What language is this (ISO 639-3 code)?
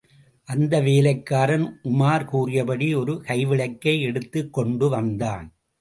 tam